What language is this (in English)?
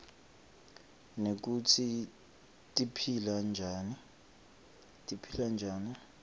Swati